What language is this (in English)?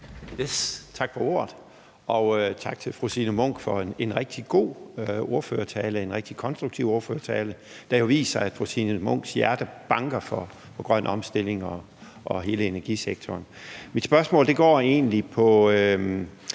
Danish